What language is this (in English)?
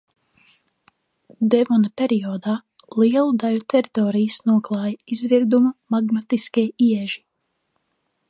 Latvian